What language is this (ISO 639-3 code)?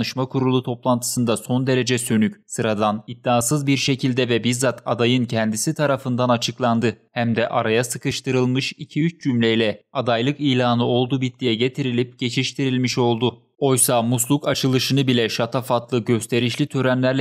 tur